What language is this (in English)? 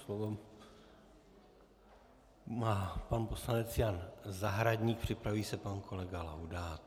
Czech